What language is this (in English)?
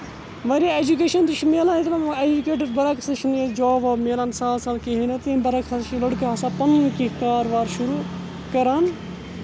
Kashmiri